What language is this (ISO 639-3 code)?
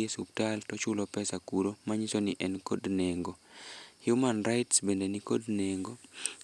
luo